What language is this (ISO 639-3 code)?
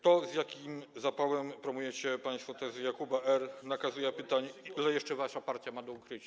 pol